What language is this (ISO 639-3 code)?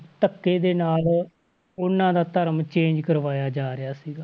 pan